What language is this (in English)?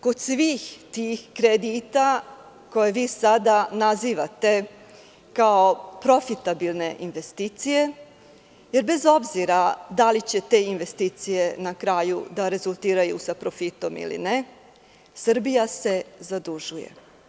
Serbian